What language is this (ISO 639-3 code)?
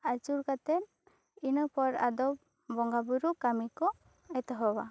sat